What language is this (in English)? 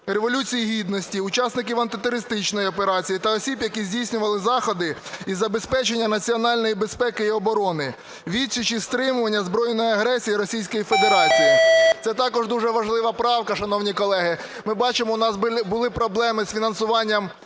Ukrainian